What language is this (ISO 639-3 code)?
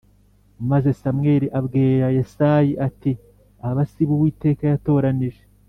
kin